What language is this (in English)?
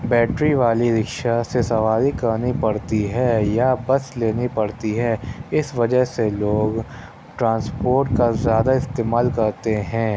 Urdu